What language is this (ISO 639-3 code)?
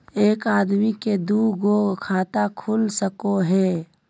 mag